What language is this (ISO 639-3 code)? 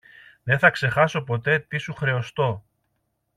ell